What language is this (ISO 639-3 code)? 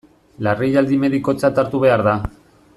eus